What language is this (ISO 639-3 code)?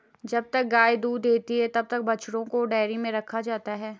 hin